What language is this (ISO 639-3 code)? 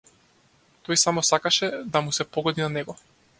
mkd